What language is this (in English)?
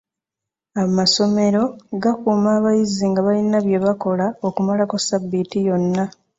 Ganda